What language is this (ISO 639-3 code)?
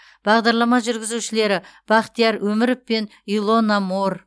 kaz